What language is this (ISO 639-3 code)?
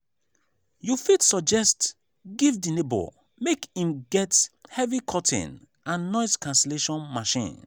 pcm